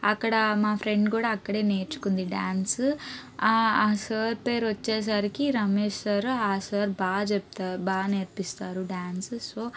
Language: Telugu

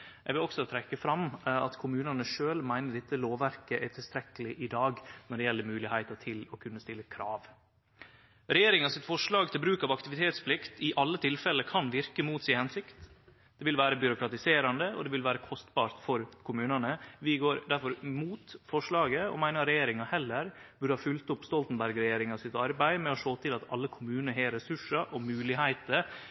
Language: Norwegian Nynorsk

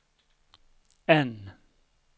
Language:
Swedish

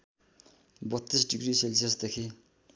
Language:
Nepali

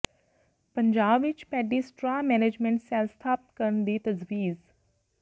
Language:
Punjabi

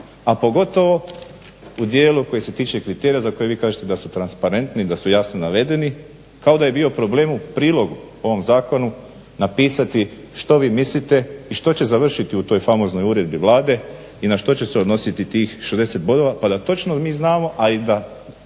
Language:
Croatian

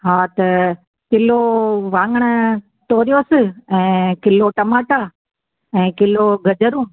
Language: Sindhi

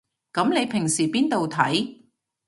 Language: Cantonese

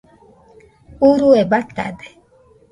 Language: Nüpode Huitoto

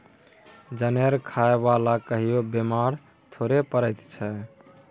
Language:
Maithili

